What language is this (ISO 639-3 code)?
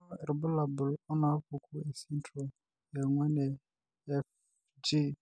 mas